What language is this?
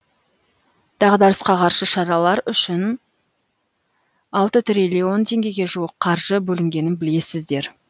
Kazakh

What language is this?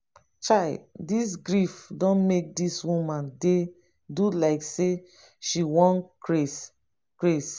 Nigerian Pidgin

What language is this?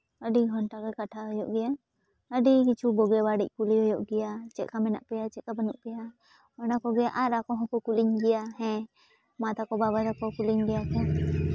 Santali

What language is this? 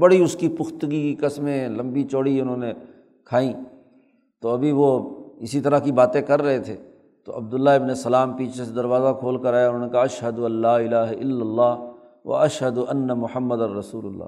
Urdu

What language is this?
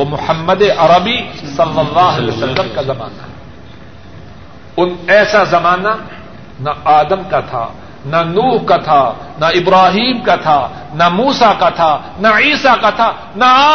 Urdu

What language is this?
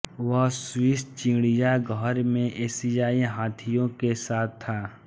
Hindi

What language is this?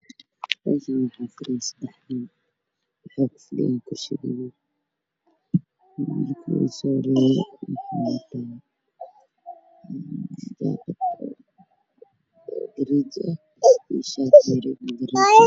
Somali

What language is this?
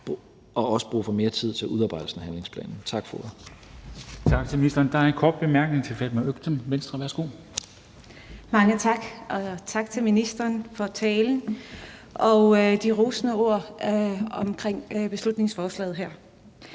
Danish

